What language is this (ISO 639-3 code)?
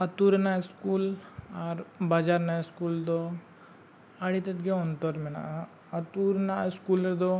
sat